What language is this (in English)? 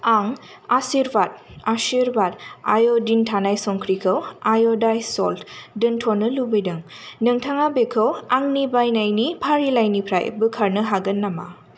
Bodo